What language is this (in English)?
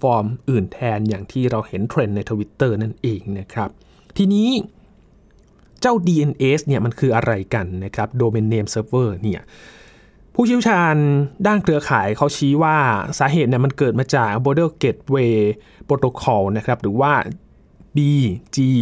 Thai